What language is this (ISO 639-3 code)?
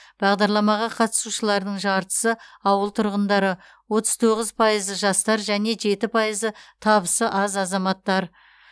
kaz